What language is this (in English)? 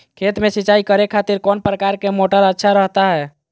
Magahi